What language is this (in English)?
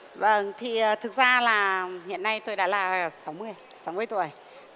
Vietnamese